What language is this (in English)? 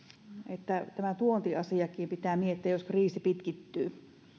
Finnish